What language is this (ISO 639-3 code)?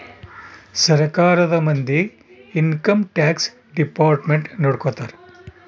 kan